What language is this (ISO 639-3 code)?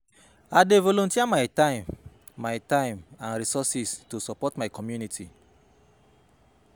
pcm